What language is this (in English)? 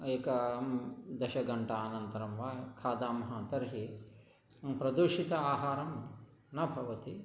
Sanskrit